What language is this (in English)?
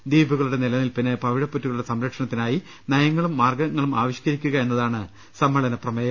Malayalam